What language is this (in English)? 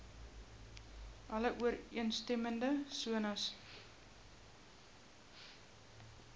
Afrikaans